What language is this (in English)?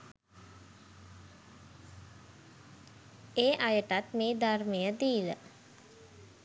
Sinhala